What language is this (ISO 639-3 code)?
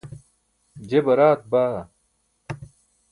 bsk